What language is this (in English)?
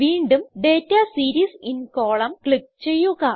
Malayalam